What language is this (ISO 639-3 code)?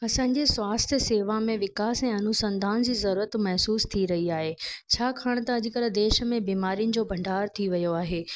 snd